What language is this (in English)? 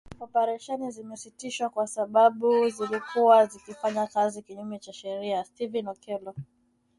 Swahili